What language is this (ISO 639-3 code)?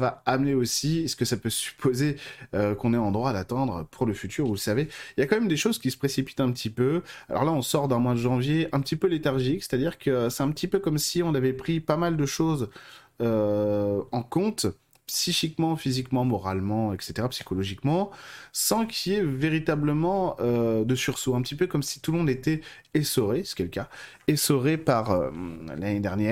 fra